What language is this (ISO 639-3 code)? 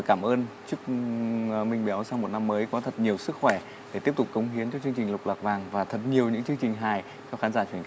vie